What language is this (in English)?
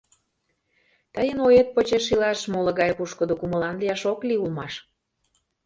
Mari